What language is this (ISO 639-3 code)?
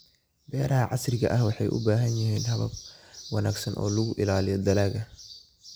som